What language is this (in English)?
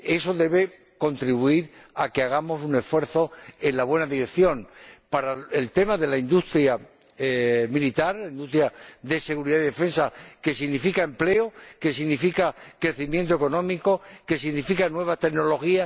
Spanish